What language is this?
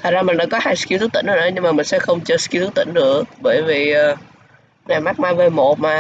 Vietnamese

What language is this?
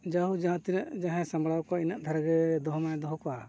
Santali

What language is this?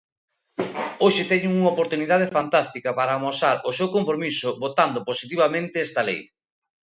Galician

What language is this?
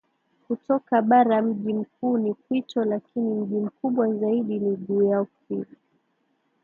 Swahili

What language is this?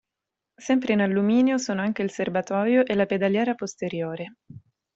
Italian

